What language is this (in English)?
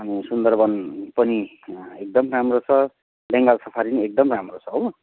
Nepali